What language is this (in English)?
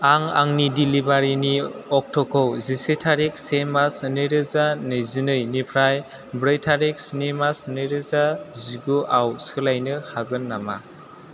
Bodo